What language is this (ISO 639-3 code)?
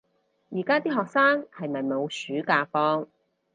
yue